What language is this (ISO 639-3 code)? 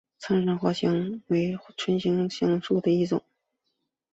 zho